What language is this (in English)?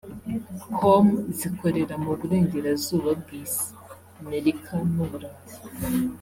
Kinyarwanda